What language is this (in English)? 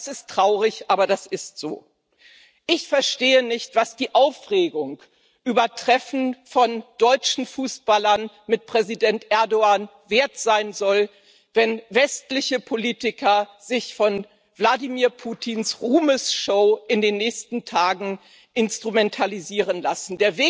German